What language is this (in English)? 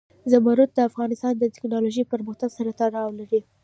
Pashto